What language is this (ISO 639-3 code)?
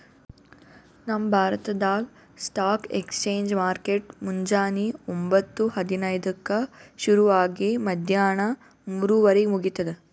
kan